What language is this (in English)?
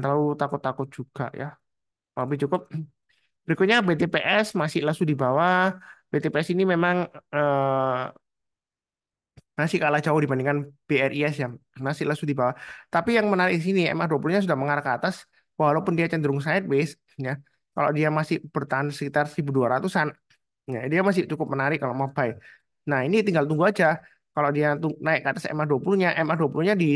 Indonesian